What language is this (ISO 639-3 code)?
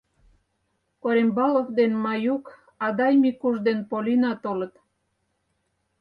chm